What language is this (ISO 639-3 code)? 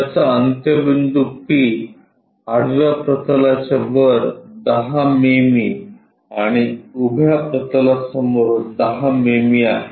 mar